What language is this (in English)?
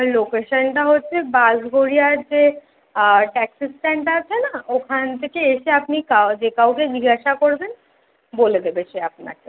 Bangla